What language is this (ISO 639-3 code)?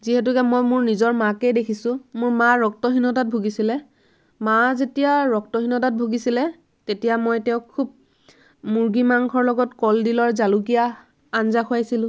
asm